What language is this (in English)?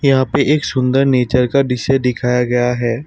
Hindi